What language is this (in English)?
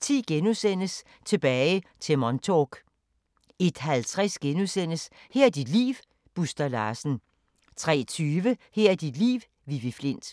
Danish